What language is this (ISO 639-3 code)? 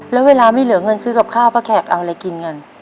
tha